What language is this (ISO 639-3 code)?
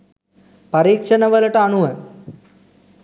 sin